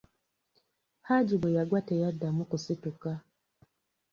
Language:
Ganda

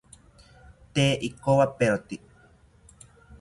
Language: South Ucayali Ashéninka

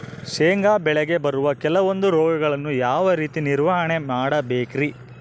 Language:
Kannada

